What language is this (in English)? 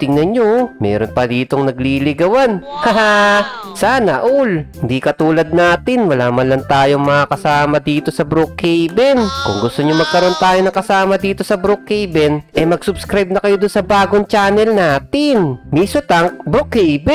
Filipino